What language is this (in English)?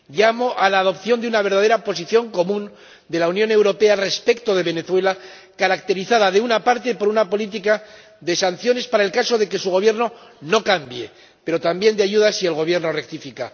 Spanish